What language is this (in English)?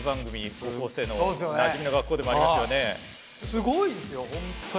Japanese